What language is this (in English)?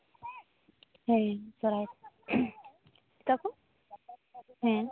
Santali